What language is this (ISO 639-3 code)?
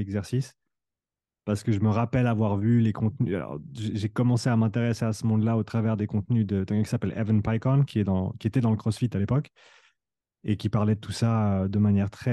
fra